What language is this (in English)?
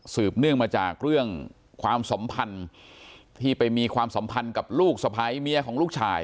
Thai